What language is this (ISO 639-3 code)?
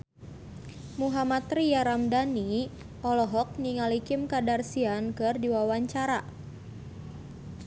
sun